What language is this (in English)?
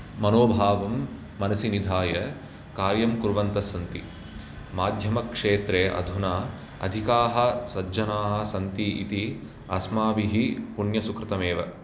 Sanskrit